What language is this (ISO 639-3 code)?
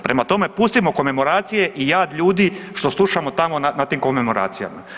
hrv